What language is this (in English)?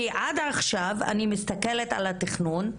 Hebrew